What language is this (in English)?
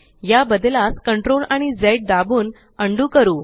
Marathi